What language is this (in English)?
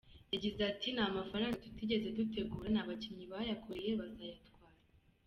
Kinyarwanda